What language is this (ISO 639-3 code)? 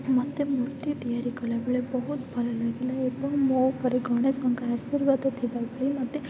ori